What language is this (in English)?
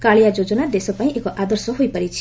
Odia